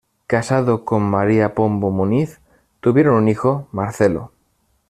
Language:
Spanish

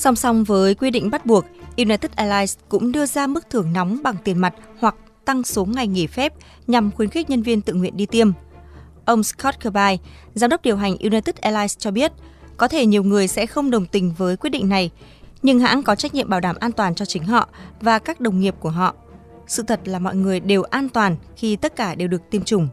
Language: Vietnamese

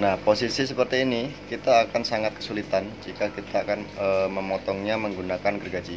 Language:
Indonesian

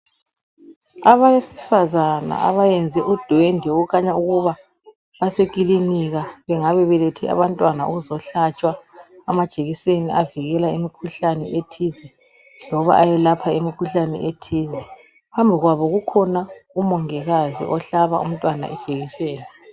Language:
North Ndebele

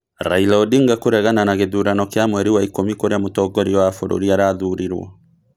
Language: Kikuyu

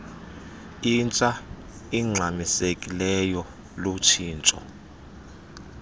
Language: Xhosa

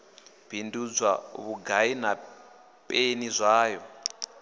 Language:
Venda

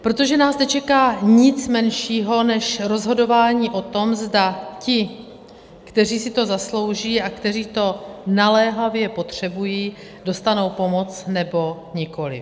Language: Czech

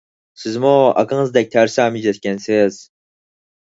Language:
Uyghur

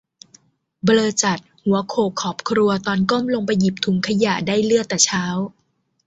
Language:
Thai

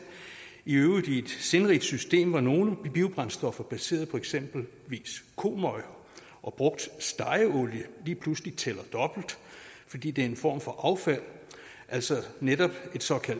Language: Danish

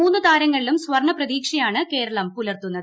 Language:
Malayalam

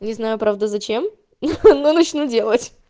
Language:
Russian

